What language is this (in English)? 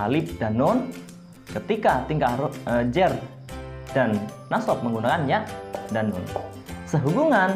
Indonesian